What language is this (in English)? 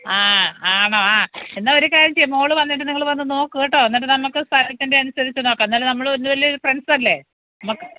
Malayalam